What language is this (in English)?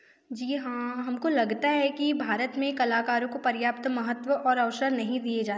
Hindi